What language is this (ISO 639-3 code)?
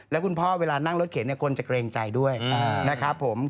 tha